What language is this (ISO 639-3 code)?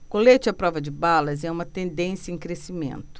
por